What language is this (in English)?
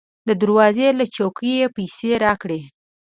Pashto